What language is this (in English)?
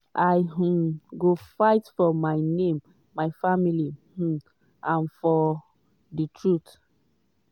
Nigerian Pidgin